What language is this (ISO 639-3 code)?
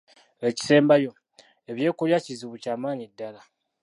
lug